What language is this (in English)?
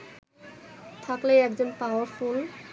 Bangla